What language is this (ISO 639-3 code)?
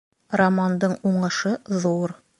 bak